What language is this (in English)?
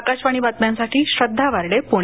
Marathi